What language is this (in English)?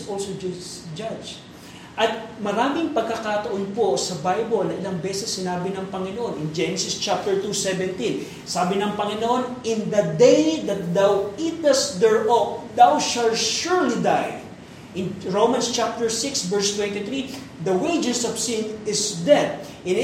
Filipino